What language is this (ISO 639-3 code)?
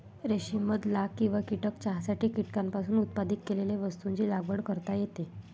mar